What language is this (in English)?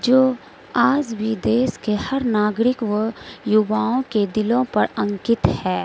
Urdu